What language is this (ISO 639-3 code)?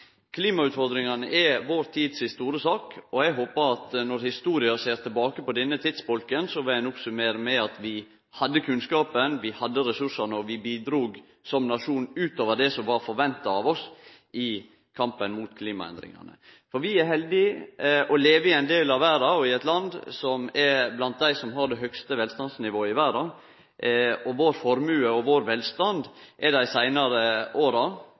nno